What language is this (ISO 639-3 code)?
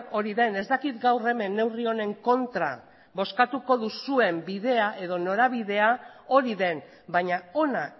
eus